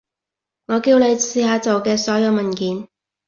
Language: Cantonese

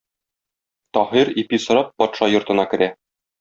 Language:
Tatar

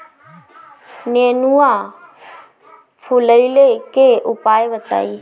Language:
Bhojpuri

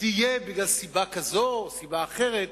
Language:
Hebrew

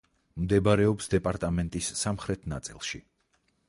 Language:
Georgian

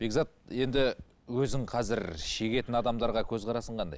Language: Kazakh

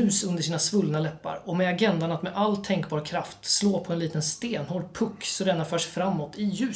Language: Swedish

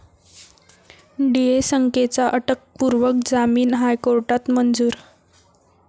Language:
Marathi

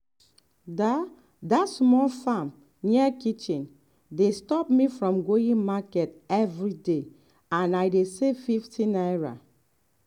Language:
Nigerian Pidgin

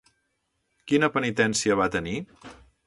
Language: Catalan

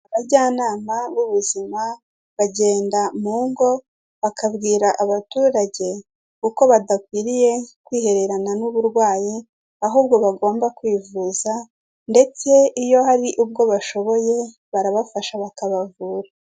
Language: Kinyarwanda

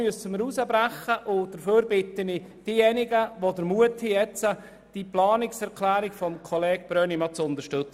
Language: Swiss German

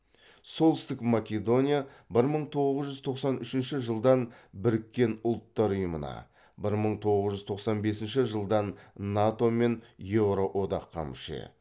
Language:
Kazakh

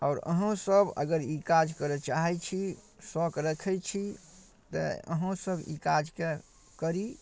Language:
Maithili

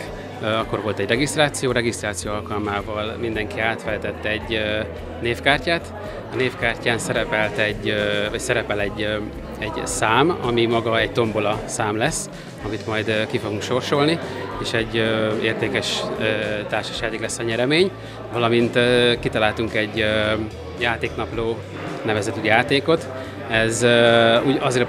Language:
Hungarian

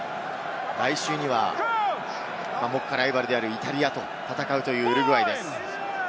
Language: Japanese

